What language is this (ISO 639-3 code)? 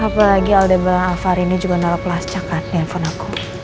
ind